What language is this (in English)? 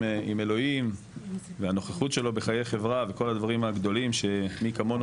Hebrew